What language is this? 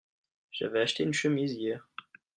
French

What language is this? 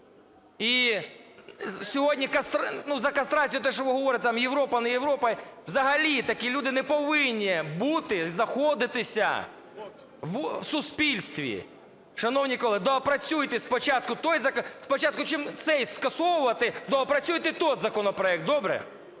Ukrainian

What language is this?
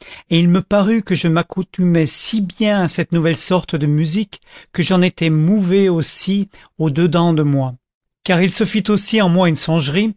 French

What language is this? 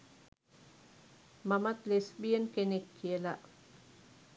Sinhala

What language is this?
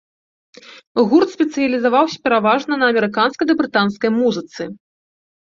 Belarusian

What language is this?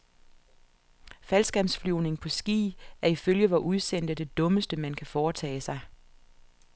Danish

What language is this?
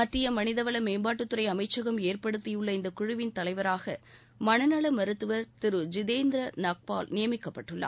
Tamil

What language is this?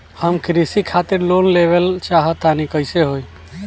Bhojpuri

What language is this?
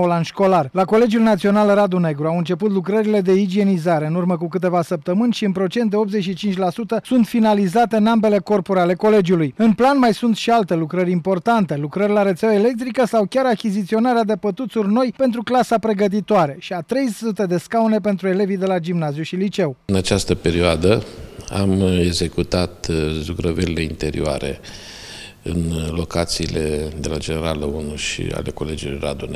Romanian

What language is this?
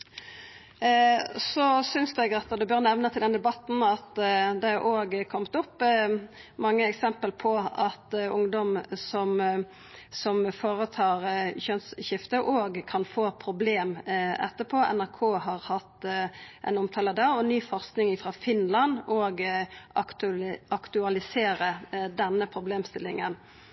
Norwegian Nynorsk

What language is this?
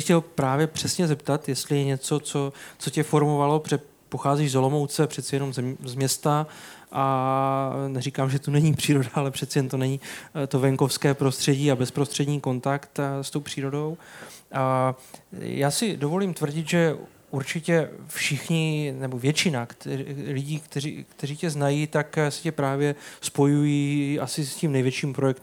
Czech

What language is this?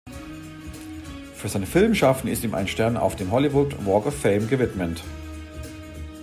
German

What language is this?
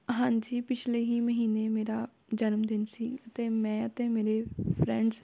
Punjabi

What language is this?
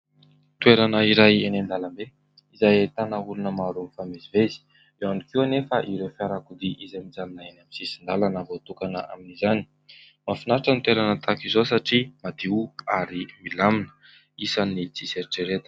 Malagasy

